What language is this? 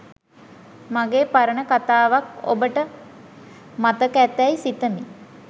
Sinhala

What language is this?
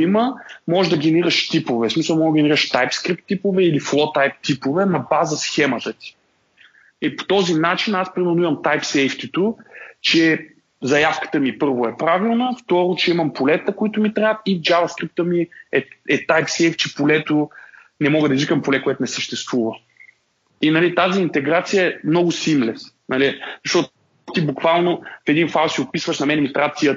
Bulgarian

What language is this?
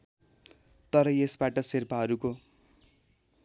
Nepali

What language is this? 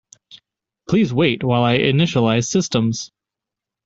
English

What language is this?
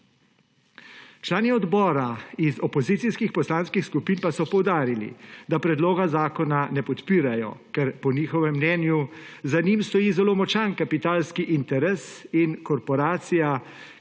Slovenian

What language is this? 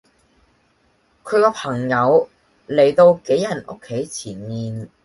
Cantonese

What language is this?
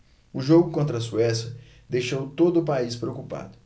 Portuguese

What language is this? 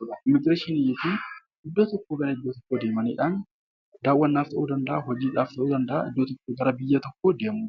Oromo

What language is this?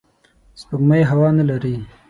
Pashto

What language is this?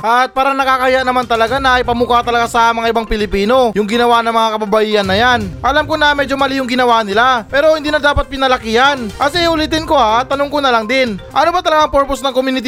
Filipino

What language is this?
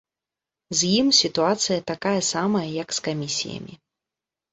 Belarusian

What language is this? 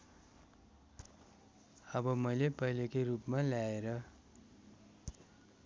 Nepali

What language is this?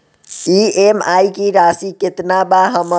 Bhojpuri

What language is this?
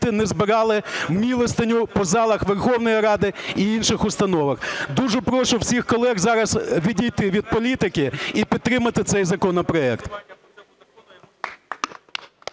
Ukrainian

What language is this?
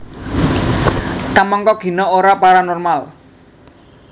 Javanese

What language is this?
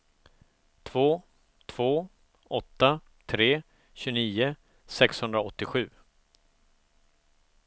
Swedish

